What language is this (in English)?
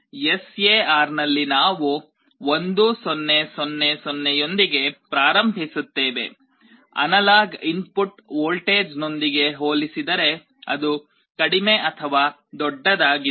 Kannada